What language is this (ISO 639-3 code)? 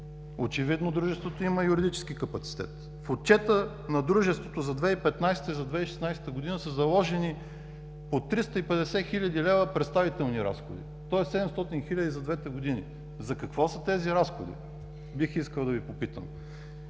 bul